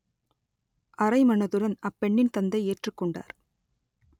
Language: Tamil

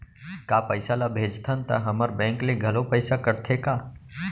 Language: Chhattisgarhi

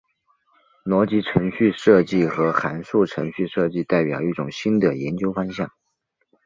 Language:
Chinese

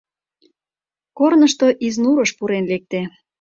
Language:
Mari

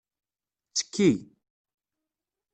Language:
Kabyle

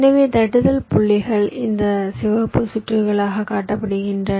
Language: Tamil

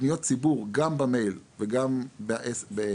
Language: Hebrew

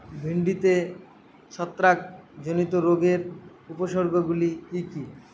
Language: Bangla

